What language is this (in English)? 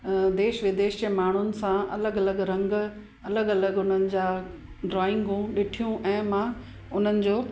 Sindhi